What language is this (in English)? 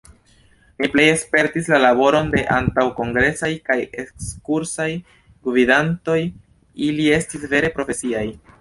Esperanto